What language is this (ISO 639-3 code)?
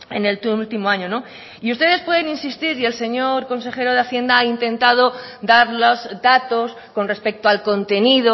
spa